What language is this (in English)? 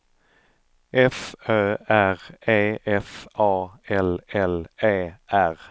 Swedish